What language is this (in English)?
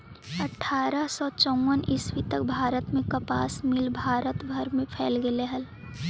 Magahi